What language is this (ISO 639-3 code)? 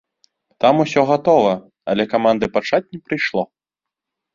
bel